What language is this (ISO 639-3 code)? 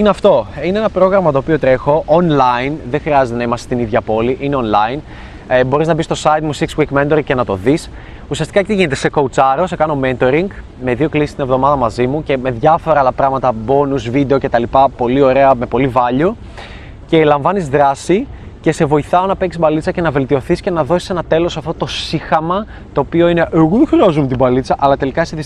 ell